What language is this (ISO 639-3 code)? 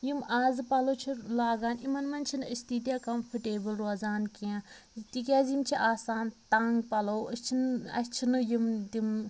kas